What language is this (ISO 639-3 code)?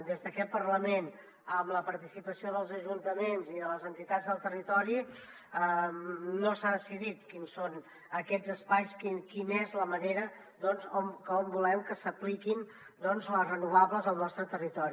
cat